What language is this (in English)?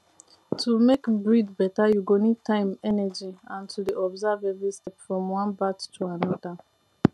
Nigerian Pidgin